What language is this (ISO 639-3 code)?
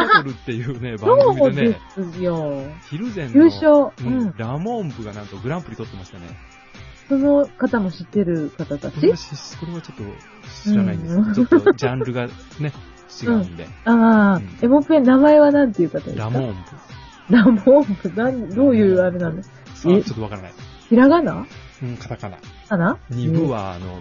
jpn